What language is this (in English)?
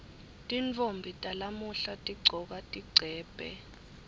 Swati